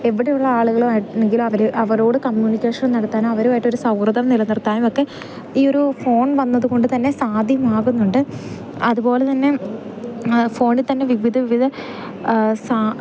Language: Malayalam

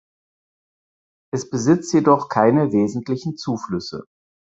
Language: German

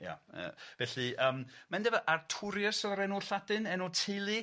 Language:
Welsh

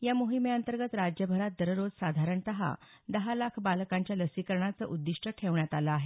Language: Marathi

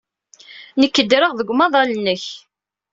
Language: Kabyle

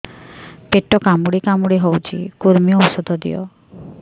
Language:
Odia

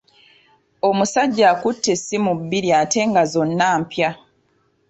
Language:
Ganda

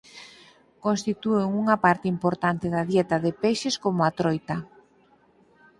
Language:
Galician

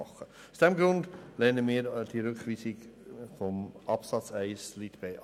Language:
Swiss German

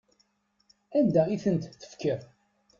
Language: Kabyle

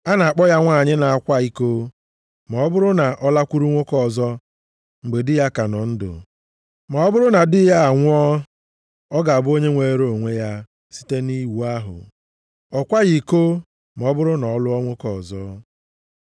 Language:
Igbo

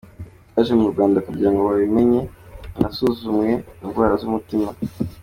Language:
Kinyarwanda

